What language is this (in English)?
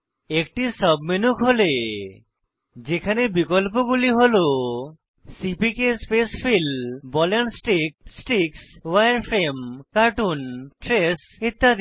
Bangla